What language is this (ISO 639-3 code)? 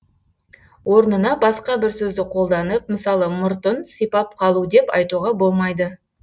kaz